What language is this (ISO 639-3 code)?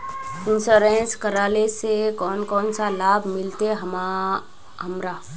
mag